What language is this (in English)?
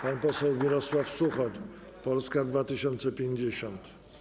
Polish